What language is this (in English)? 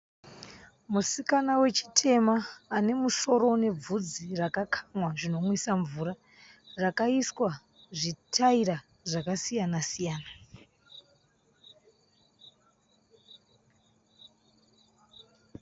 Shona